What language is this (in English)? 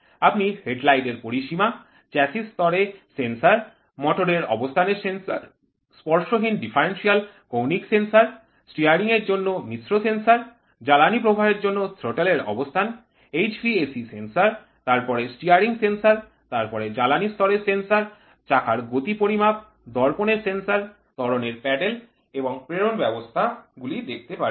Bangla